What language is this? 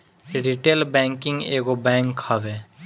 Bhojpuri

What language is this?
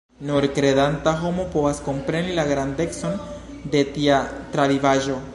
Esperanto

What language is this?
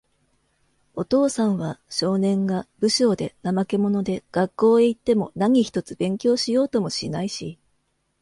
Japanese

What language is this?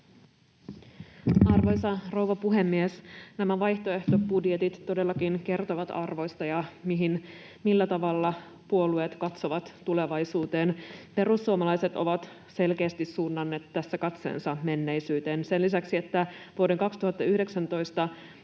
Finnish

